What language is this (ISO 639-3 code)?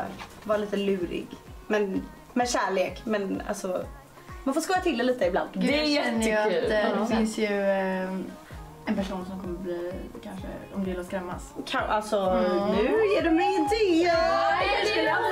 swe